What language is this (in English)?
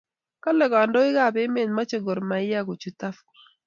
Kalenjin